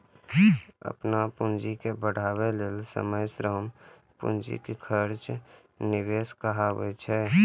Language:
Maithili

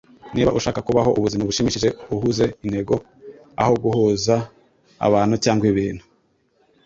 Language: Kinyarwanda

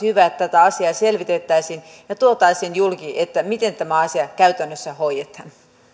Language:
Finnish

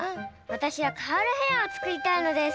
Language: Japanese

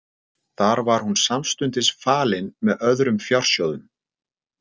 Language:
Icelandic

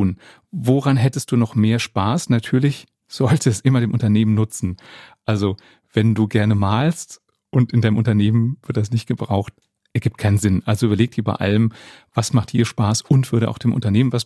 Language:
German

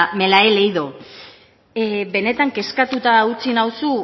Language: Basque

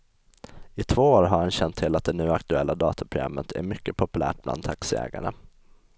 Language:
Swedish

